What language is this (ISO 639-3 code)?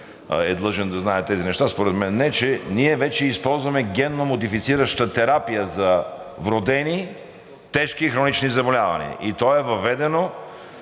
bul